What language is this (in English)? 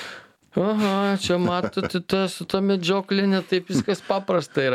Lithuanian